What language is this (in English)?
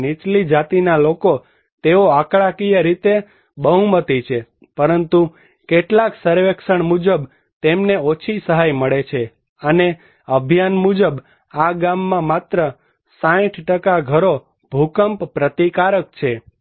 Gujarati